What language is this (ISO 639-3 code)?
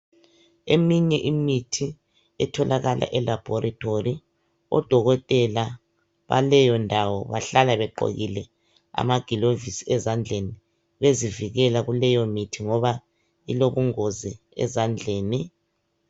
nde